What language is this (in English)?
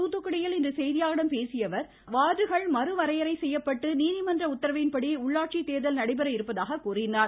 Tamil